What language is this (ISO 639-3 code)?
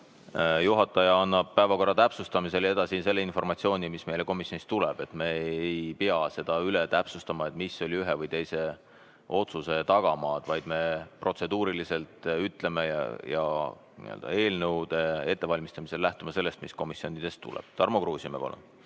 est